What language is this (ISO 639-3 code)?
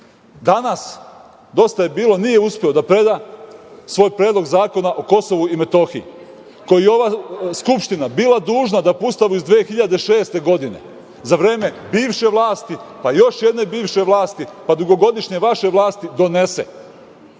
srp